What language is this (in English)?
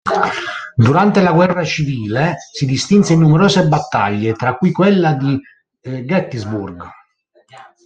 Italian